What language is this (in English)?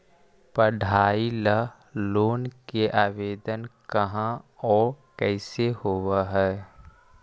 Magahi